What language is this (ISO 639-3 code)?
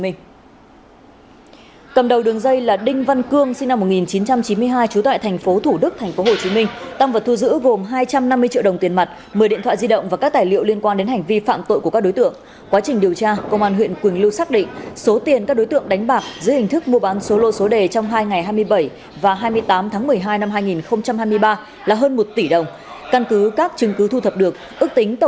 vie